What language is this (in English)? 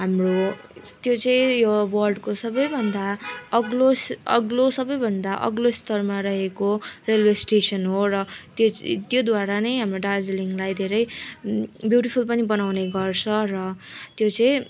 Nepali